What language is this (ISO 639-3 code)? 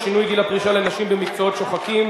heb